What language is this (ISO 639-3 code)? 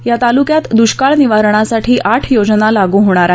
mar